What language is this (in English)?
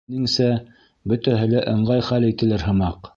Bashkir